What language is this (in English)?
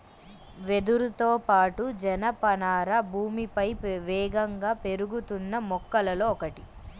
Telugu